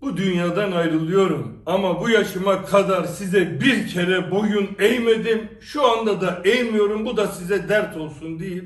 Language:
Turkish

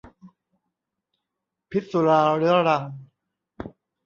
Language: Thai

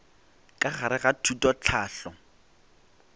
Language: Northern Sotho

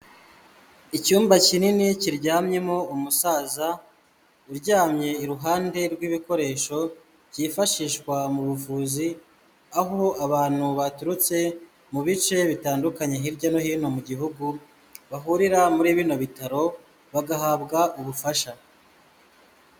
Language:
Kinyarwanda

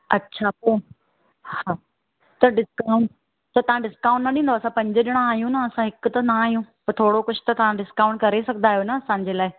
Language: Sindhi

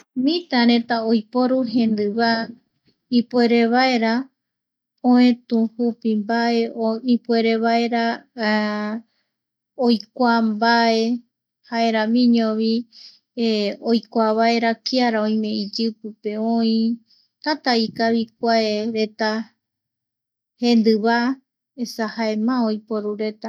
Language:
Eastern Bolivian Guaraní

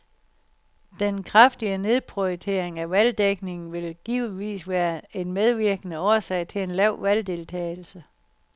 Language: Danish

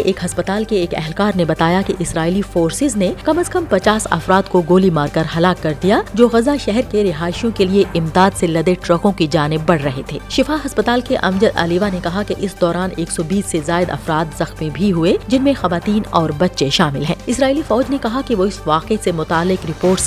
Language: Urdu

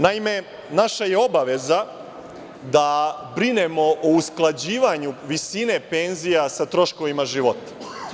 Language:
Serbian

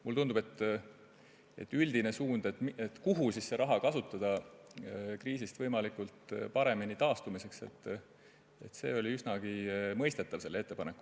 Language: Estonian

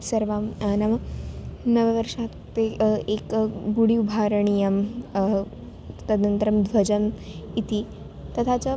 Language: Sanskrit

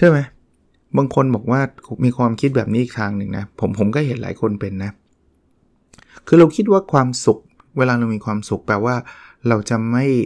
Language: Thai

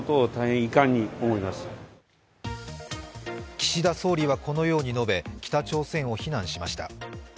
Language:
Japanese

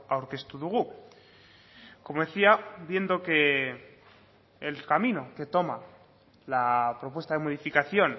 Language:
Spanish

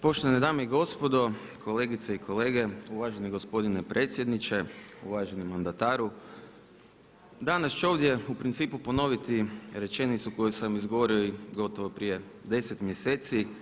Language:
Croatian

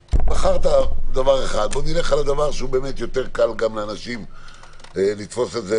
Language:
Hebrew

